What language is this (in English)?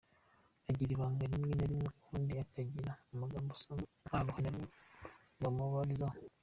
Kinyarwanda